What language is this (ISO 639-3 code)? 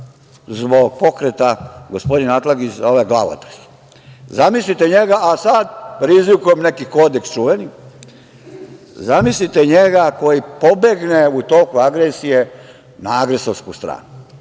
srp